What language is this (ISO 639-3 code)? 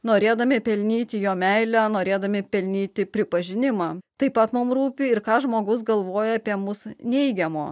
lit